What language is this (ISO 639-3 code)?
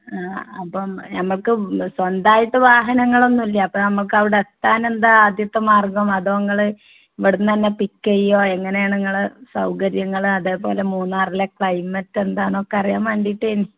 mal